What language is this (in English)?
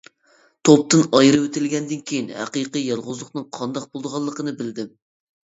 Uyghur